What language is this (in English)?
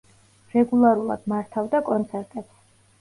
Georgian